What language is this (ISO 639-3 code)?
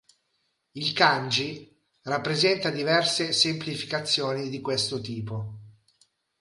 ita